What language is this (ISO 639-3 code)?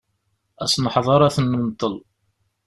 kab